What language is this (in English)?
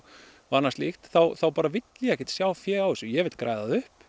Icelandic